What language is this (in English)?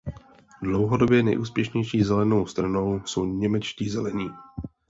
Czech